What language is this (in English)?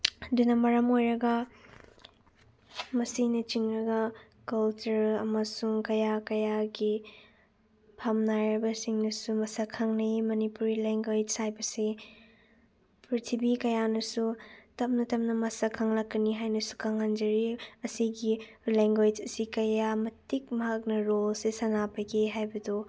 Manipuri